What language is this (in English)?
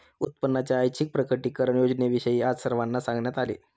Marathi